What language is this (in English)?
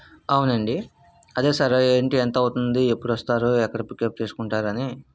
Telugu